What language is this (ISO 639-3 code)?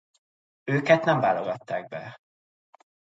hun